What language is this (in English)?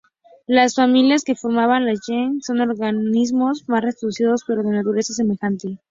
Spanish